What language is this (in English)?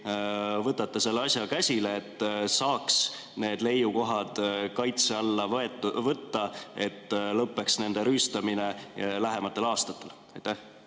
Estonian